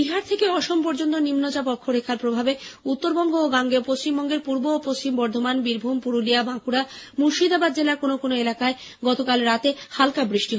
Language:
Bangla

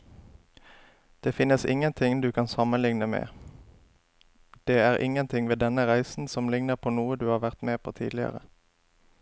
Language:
Norwegian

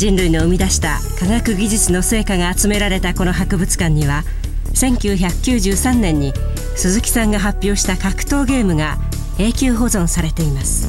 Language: Japanese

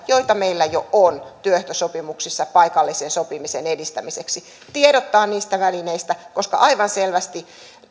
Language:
Finnish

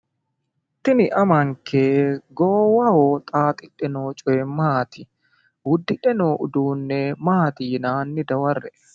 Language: Sidamo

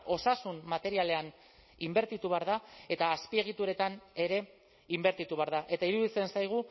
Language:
Basque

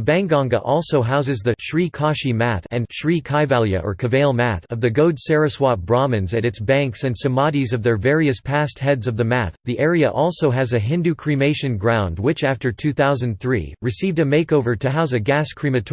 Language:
English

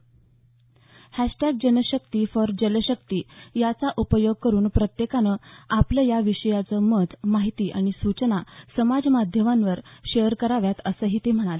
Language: Marathi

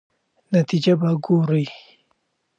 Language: Pashto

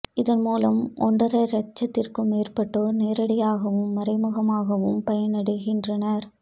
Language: Tamil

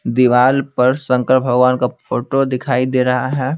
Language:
Hindi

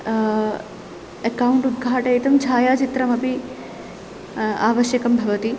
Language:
Sanskrit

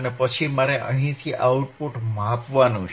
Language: Gujarati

